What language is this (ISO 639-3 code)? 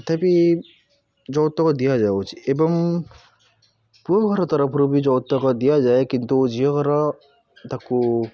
ori